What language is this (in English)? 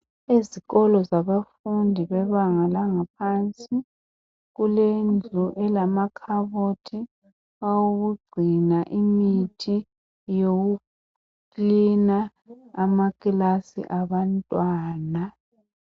North Ndebele